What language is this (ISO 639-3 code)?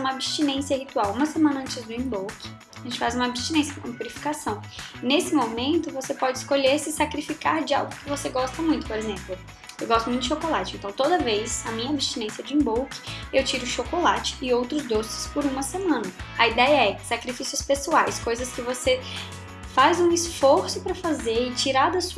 por